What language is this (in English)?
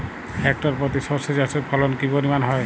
Bangla